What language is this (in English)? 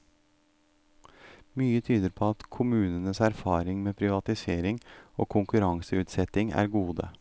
Norwegian